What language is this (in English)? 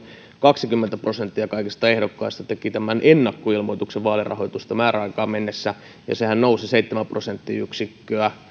Finnish